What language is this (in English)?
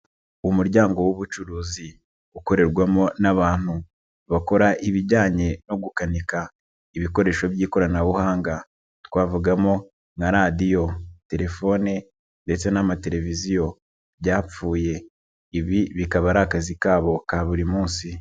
Kinyarwanda